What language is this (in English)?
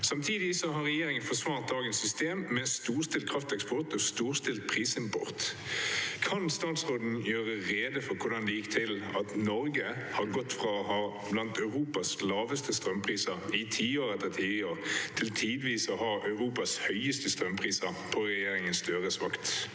Norwegian